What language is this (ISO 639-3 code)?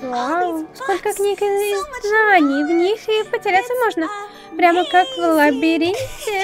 rus